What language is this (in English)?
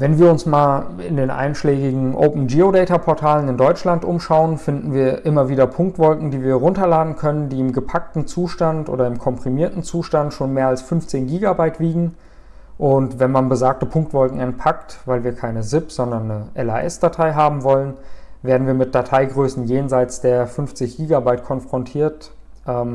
German